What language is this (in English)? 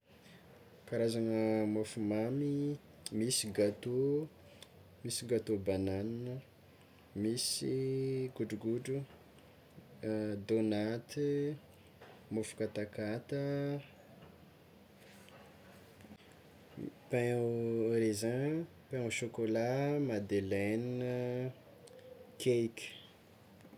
Tsimihety Malagasy